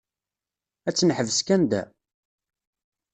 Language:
Kabyle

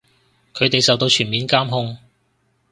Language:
Cantonese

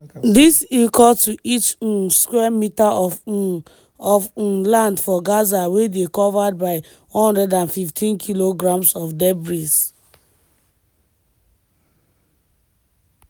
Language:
Nigerian Pidgin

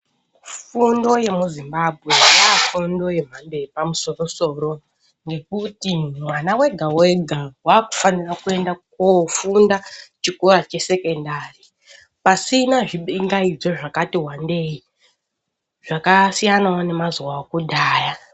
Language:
Ndau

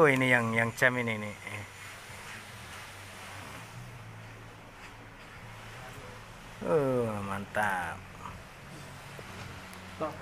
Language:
Indonesian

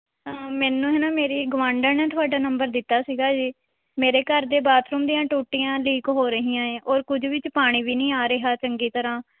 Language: Punjabi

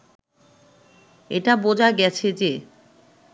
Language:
Bangla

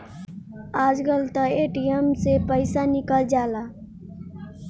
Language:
Bhojpuri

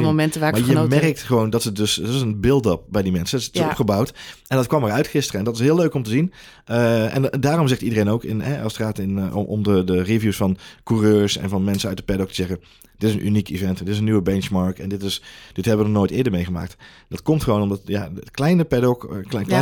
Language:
Dutch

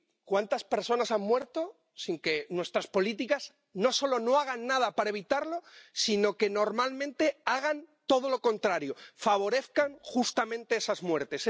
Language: Spanish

